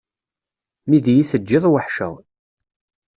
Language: Kabyle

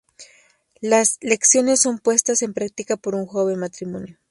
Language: Spanish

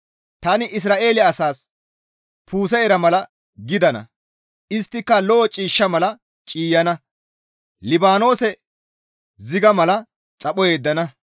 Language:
Gamo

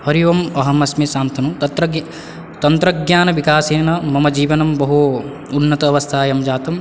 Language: Sanskrit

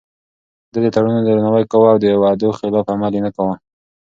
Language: Pashto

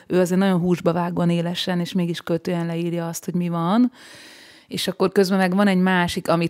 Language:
Hungarian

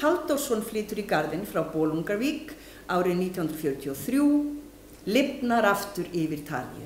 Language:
Swedish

